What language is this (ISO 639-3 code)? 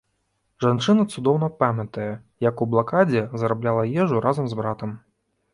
bel